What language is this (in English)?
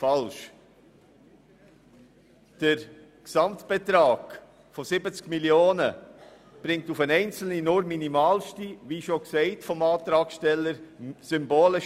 Swiss German